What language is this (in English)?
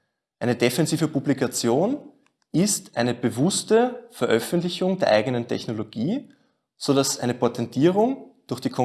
German